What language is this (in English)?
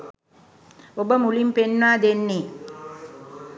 Sinhala